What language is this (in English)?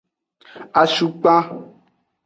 Aja (Benin)